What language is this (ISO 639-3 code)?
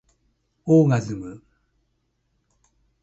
jpn